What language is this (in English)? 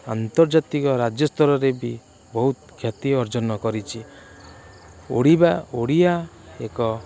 Odia